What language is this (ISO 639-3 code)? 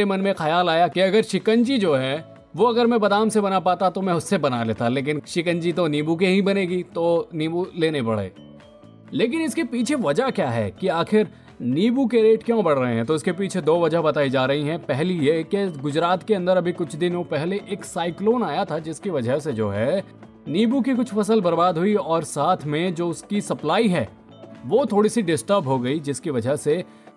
hin